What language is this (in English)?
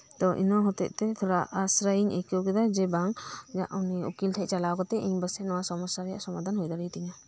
Santali